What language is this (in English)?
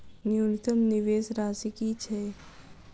Maithili